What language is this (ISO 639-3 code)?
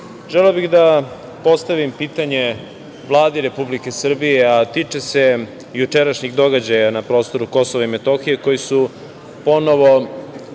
srp